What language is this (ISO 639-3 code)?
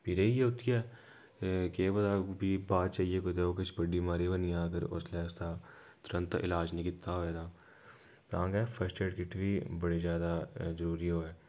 doi